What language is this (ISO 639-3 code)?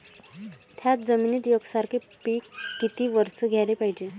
mar